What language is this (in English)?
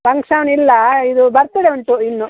Kannada